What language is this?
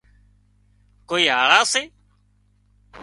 Wadiyara Koli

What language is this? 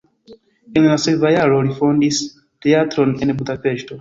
Esperanto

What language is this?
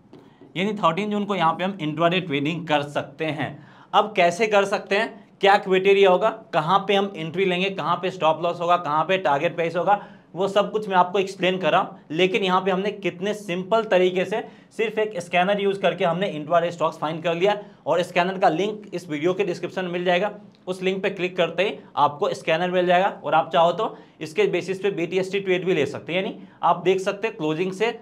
Hindi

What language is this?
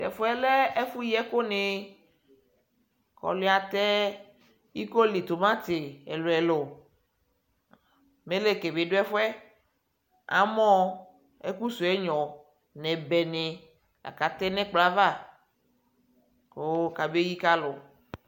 Ikposo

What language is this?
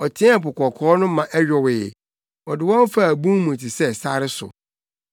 Akan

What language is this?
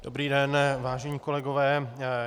Czech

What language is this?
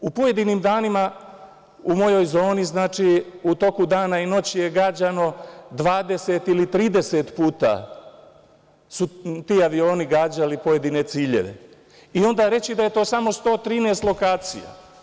Serbian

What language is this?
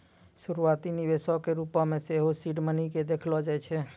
Maithili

